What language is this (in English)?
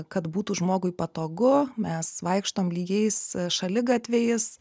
Lithuanian